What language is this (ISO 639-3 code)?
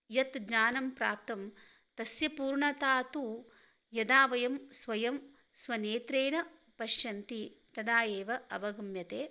san